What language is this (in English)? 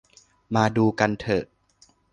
Thai